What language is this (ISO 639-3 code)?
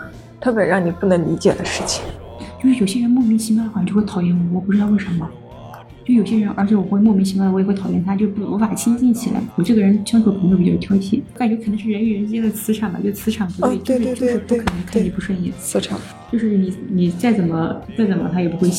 zho